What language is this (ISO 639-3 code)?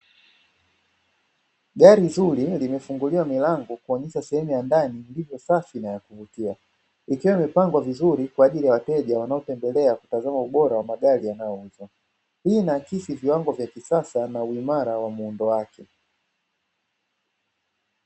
swa